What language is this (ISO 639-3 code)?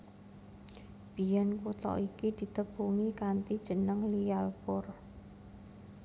jav